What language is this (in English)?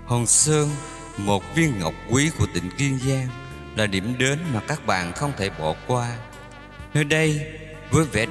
Vietnamese